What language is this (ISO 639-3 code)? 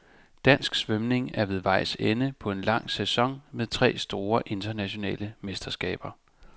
dan